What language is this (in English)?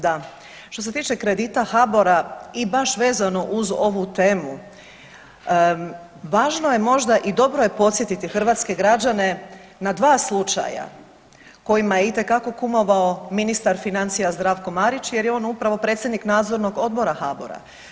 Croatian